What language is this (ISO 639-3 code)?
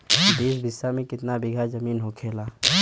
bho